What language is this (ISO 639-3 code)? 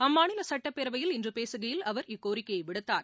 tam